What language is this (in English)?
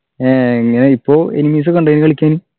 Malayalam